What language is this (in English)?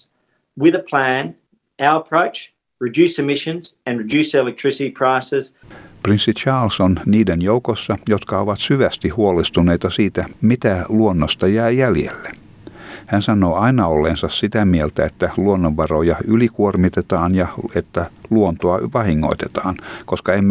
Finnish